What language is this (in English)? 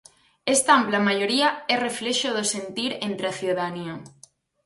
Galician